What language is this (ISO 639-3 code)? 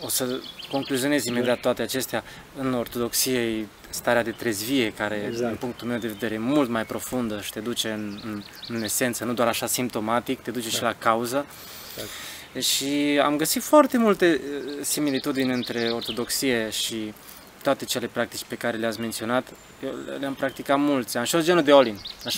ron